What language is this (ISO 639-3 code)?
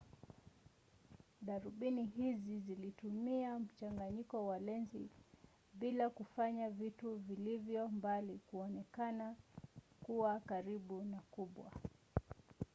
swa